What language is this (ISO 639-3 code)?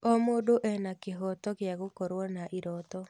kik